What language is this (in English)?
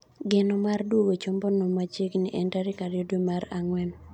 Luo (Kenya and Tanzania)